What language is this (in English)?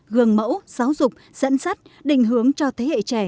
Vietnamese